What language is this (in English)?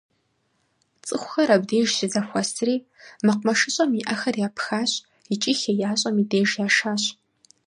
Kabardian